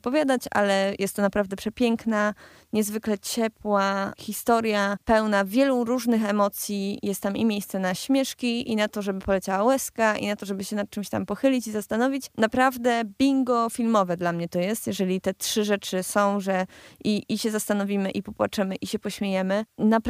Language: Polish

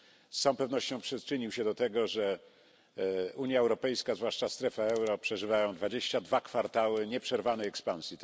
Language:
Polish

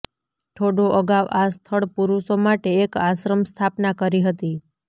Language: Gujarati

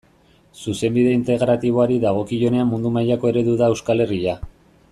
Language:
Basque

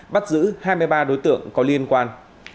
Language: Vietnamese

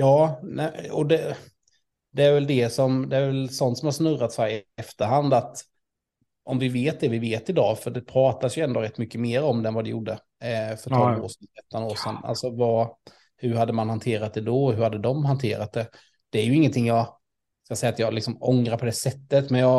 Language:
Swedish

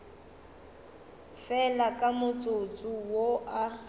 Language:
Northern Sotho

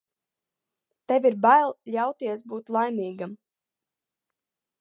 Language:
Latvian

